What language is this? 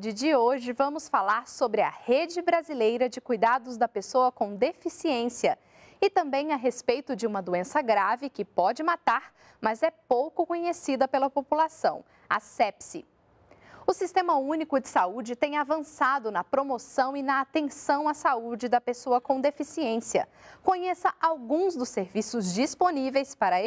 Portuguese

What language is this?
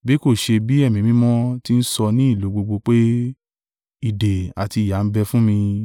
Yoruba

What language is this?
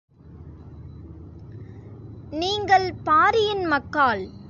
Tamil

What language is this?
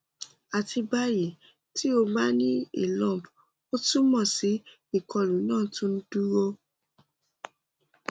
Yoruba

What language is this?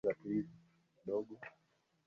Swahili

